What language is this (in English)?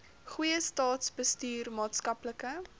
Afrikaans